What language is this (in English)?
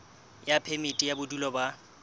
Southern Sotho